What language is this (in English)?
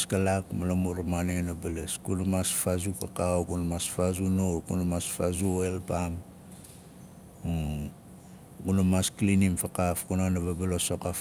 Nalik